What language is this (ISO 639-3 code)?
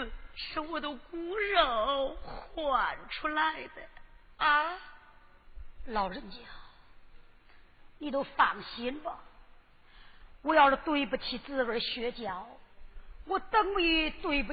zho